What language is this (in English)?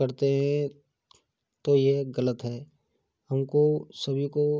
Hindi